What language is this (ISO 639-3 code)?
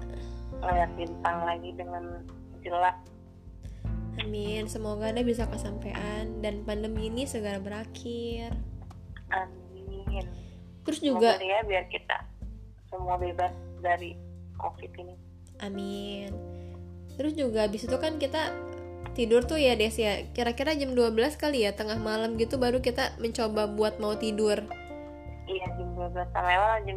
ind